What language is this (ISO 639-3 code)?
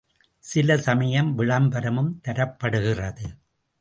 tam